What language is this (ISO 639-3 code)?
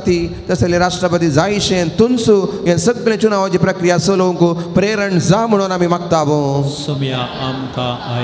ron